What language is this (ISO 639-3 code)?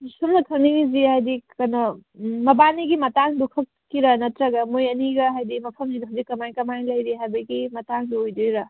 mni